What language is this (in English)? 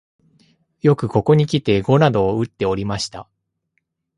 Japanese